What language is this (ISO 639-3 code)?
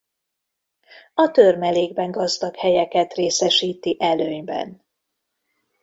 hun